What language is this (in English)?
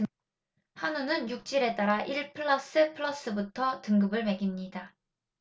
Korean